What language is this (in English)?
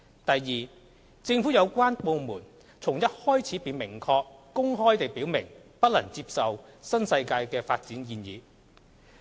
Cantonese